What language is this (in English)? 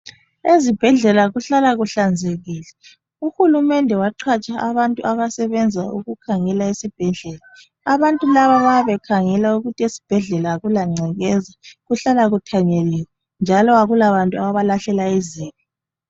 North Ndebele